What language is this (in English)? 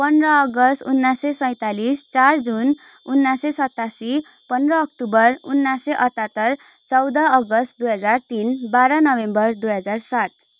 Nepali